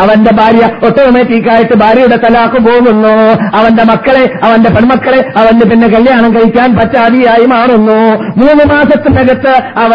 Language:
Malayalam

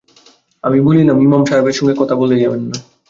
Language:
Bangla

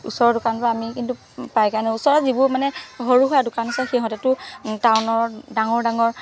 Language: Assamese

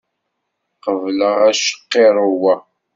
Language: Kabyle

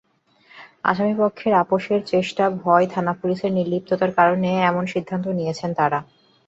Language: Bangla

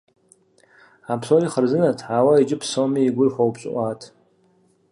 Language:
Kabardian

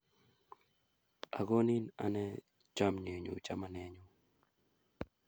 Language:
Kalenjin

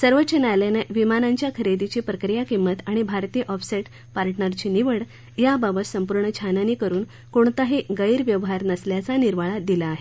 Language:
Marathi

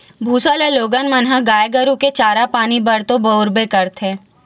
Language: Chhattisgarhi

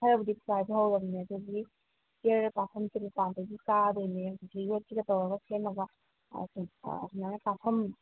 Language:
Manipuri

